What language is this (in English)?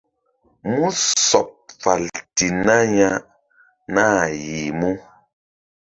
Mbum